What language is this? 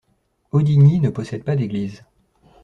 French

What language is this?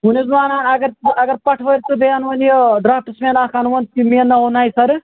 Kashmiri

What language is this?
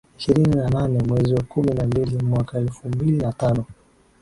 Swahili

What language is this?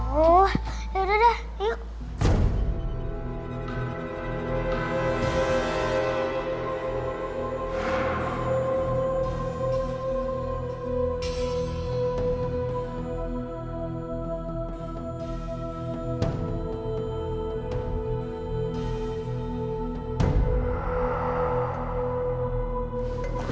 Indonesian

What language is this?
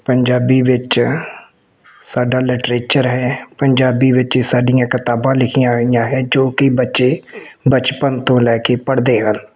Punjabi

